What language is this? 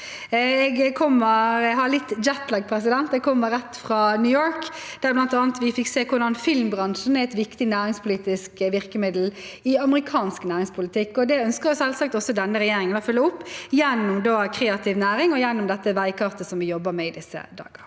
Norwegian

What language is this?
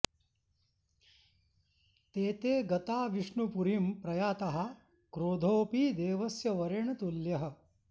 Sanskrit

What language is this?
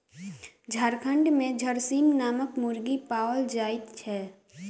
Maithili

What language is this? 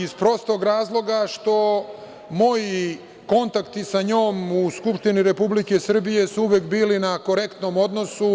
Serbian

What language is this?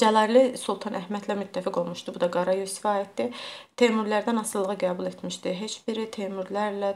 Turkish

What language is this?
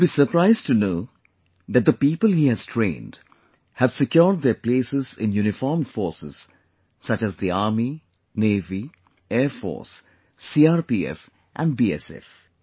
English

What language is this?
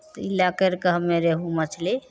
Maithili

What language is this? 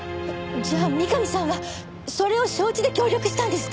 Japanese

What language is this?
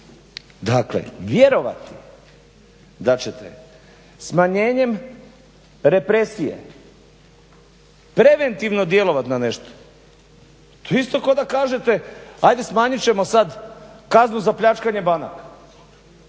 Croatian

